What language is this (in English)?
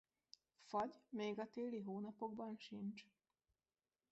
Hungarian